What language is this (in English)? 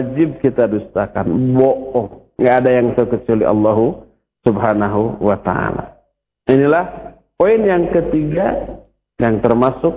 Indonesian